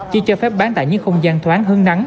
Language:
Vietnamese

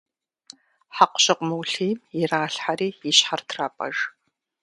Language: Kabardian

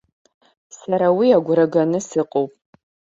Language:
Abkhazian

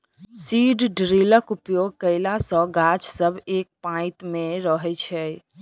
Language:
Maithili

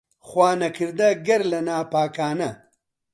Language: Central Kurdish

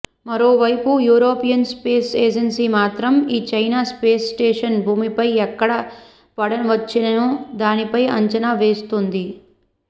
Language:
Telugu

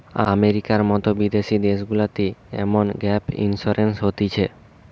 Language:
Bangla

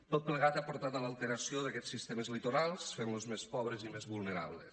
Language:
Catalan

